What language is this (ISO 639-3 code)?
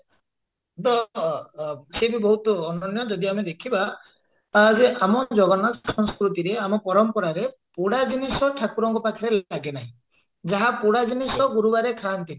ori